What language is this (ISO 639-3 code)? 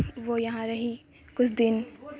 urd